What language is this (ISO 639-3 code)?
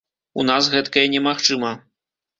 bel